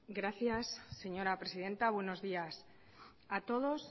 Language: Spanish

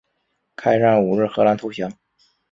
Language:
Chinese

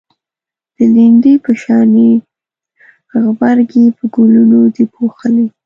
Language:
Pashto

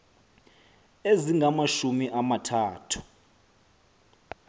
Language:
Xhosa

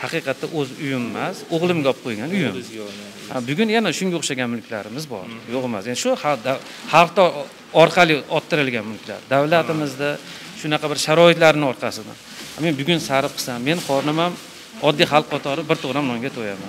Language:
Turkish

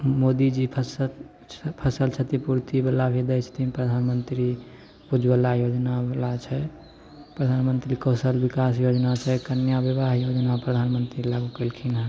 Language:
Maithili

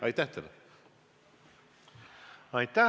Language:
Estonian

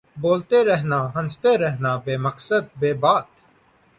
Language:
Urdu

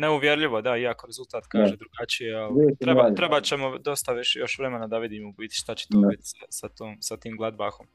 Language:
Croatian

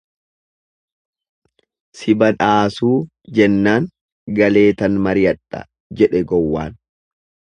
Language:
Oromo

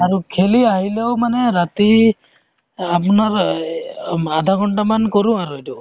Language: Assamese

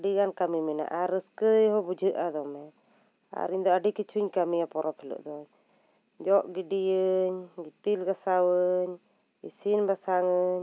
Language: Santali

